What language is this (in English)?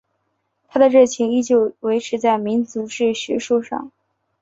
Chinese